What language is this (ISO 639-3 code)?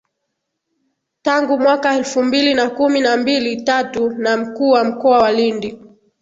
swa